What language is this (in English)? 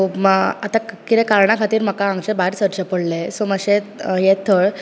Konkani